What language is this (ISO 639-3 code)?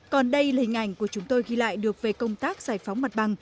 vie